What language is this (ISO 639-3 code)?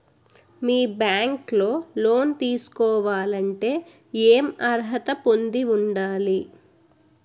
tel